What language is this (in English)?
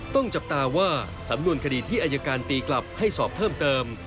Thai